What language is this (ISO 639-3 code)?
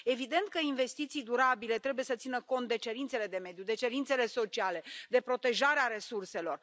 ron